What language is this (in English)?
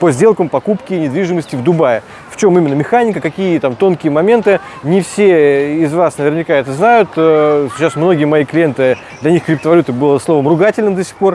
Russian